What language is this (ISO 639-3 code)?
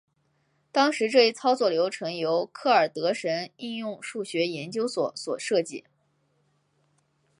zho